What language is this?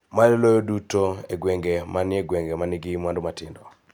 Luo (Kenya and Tanzania)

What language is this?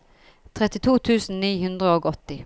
Norwegian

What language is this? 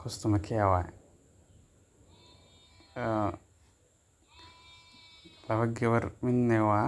Somali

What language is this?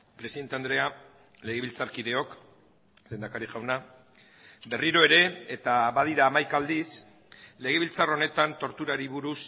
Basque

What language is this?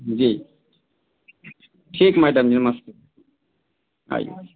Hindi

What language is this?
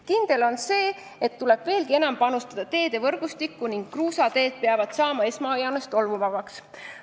Estonian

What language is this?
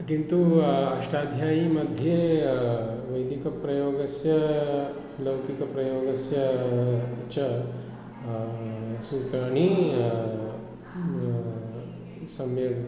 Sanskrit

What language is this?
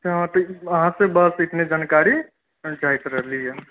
Maithili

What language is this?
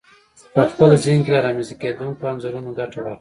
Pashto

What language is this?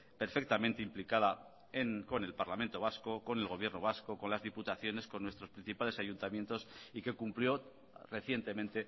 Spanish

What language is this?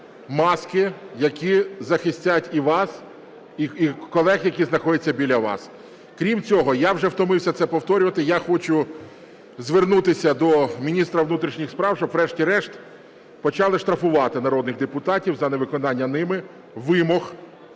Ukrainian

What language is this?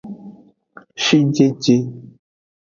Aja (Benin)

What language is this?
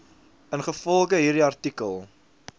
Afrikaans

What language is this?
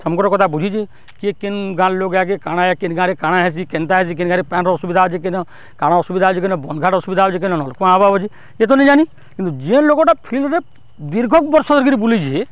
Odia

